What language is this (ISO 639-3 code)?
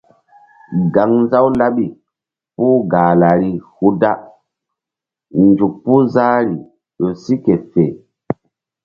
mdd